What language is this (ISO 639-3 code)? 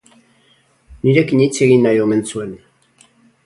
eus